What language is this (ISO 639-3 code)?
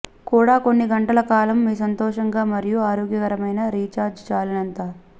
tel